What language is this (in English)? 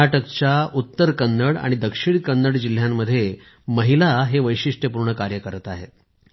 Marathi